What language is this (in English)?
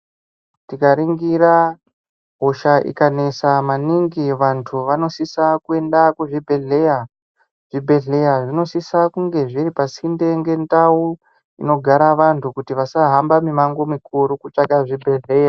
Ndau